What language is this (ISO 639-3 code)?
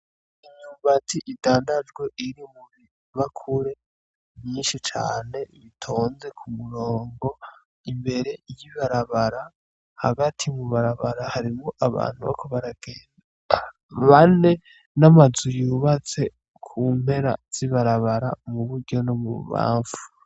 run